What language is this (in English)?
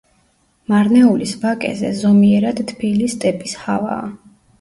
Georgian